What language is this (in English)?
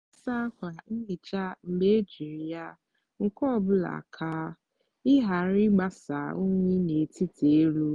Igbo